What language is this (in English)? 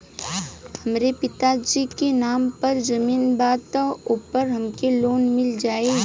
Bhojpuri